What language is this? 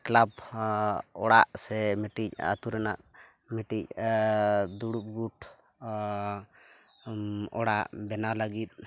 Santali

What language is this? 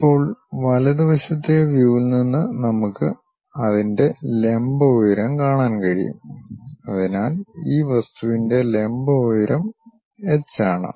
Malayalam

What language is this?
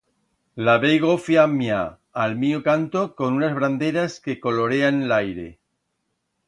Aragonese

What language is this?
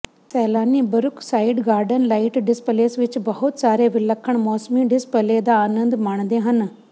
Punjabi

